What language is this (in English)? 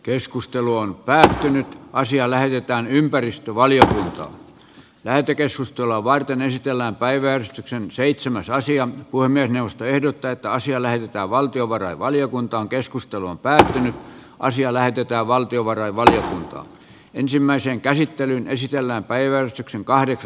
Finnish